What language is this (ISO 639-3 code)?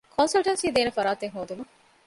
div